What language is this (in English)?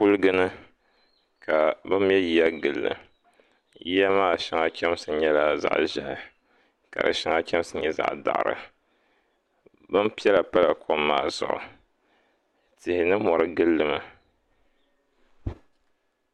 Dagbani